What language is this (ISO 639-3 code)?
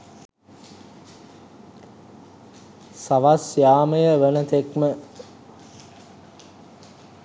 sin